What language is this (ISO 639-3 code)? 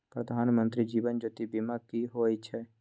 mai